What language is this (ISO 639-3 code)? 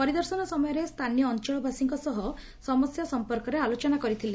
ori